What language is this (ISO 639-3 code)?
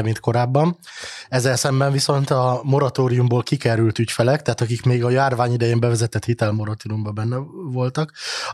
hun